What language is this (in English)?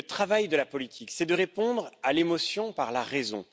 French